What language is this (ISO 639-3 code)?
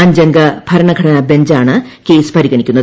mal